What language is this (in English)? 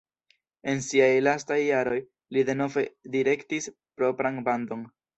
Esperanto